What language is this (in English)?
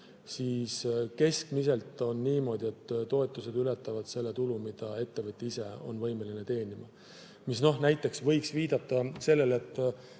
Estonian